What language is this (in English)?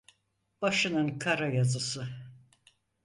Turkish